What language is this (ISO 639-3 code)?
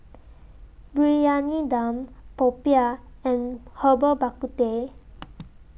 eng